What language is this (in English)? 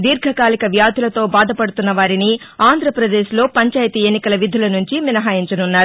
Telugu